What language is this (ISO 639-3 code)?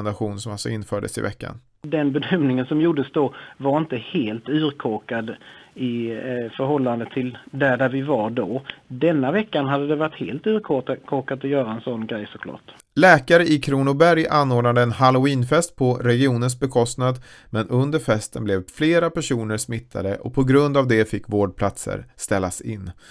swe